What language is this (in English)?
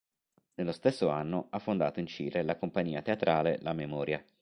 Italian